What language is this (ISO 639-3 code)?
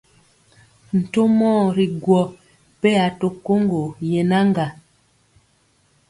mcx